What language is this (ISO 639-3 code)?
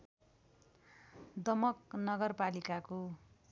nep